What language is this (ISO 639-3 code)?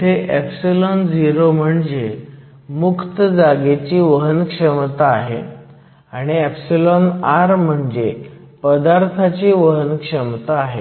mar